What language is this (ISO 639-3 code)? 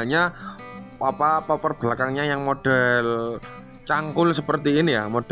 ind